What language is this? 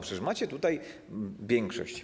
Polish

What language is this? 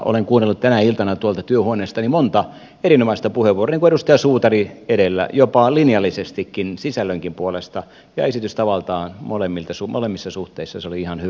Finnish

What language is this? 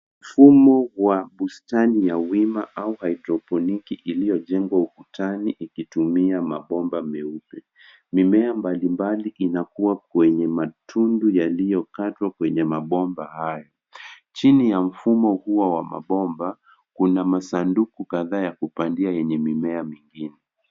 Swahili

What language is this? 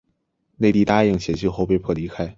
Chinese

